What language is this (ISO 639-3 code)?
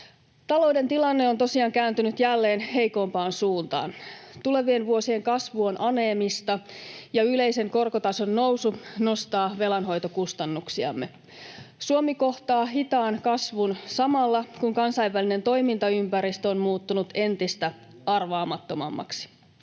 fin